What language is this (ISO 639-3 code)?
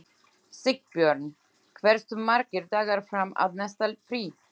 isl